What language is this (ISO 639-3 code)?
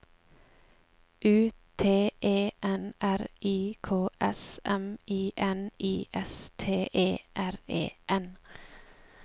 nor